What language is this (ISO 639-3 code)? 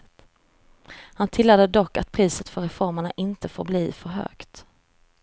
swe